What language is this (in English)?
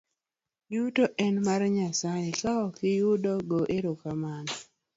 Luo (Kenya and Tanzania)